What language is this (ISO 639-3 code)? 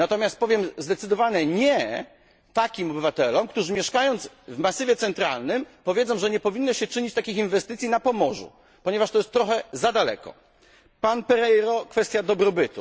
pol